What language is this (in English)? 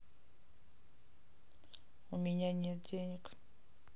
Russian